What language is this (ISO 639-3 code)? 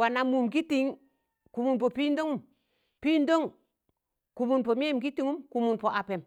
tan